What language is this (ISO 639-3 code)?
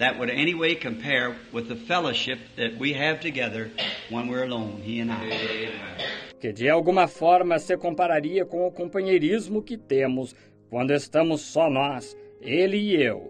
por